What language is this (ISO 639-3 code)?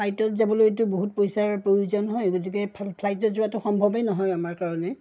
asm